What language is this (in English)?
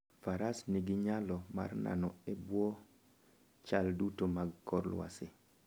Luo (Kenya and Tanzania)